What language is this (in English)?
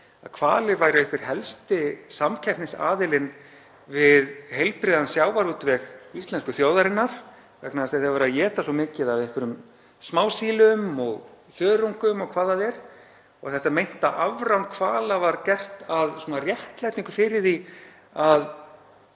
Icelandic